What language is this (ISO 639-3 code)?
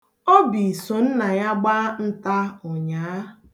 ibo